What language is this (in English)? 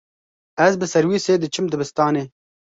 Kurdish